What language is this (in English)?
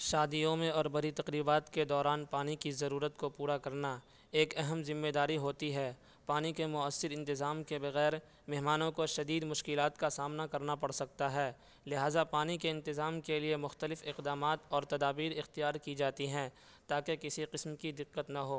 Urdu